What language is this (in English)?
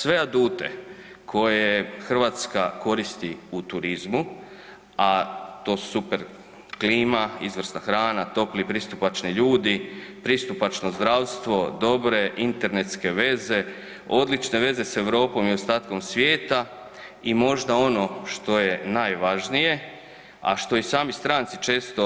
Croatian